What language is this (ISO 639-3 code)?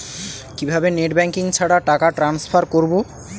ben